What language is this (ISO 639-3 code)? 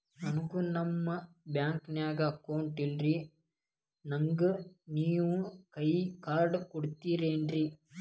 kan